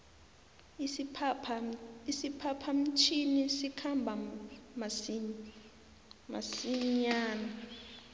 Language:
South Ndebele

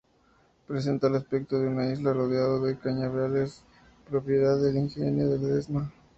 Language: Spanish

